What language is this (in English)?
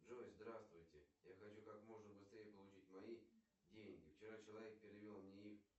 Russian